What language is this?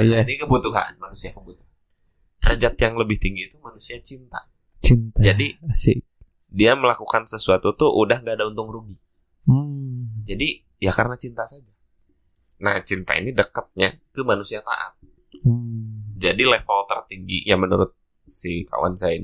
Indonesian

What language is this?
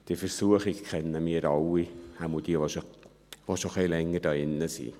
Swiss German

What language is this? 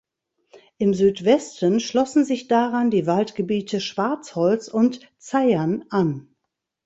German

